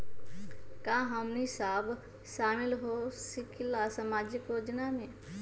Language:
Magahi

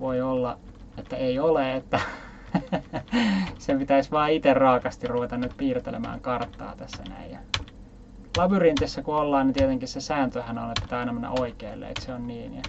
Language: Finnish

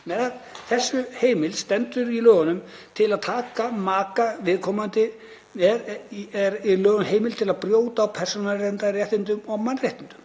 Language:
Icelandic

